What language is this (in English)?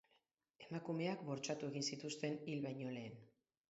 Basque